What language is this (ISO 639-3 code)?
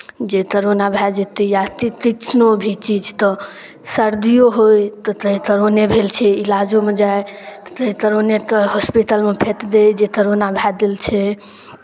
mai